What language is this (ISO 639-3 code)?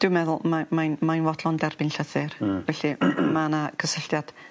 cym